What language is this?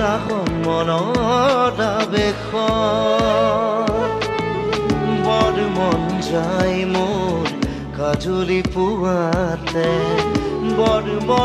Bangla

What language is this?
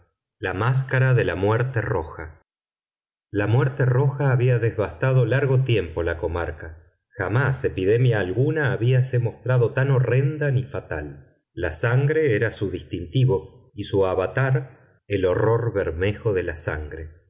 Spanish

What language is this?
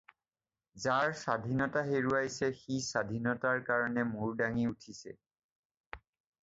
Assamese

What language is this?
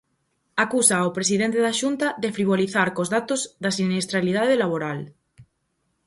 Galician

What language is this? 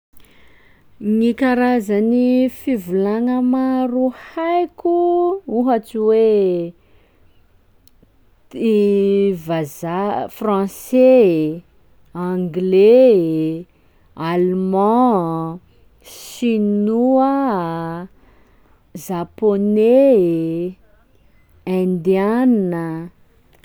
Sakalava Malagasy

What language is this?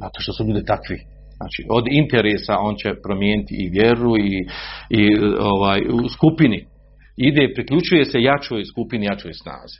Croatian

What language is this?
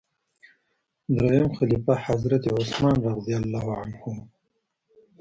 Pashto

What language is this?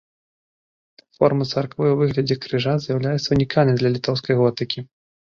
Belarusian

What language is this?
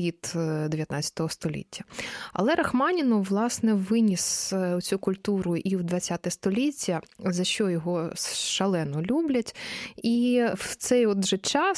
Ukrainian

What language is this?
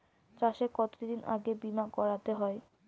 Bangla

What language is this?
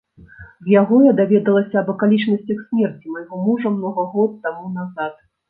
Belarusian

